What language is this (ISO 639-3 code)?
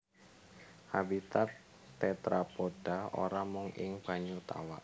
jav